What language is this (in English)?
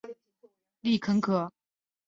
Chinese